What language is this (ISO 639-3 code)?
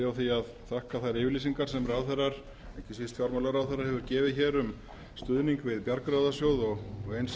isl